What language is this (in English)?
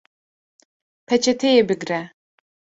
Kurdish